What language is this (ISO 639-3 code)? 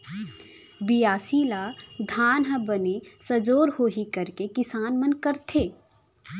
hne